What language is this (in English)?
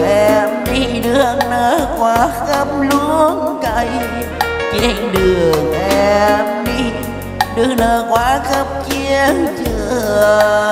Vietnamese